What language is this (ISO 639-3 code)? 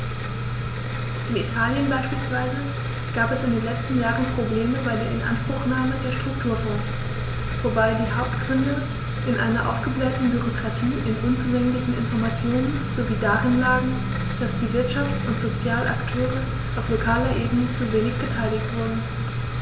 deu